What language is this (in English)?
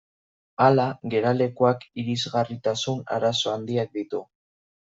Basque